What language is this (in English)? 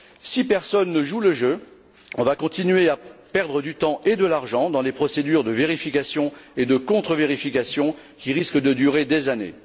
French